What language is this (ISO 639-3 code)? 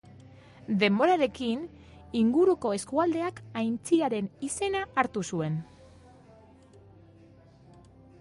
eus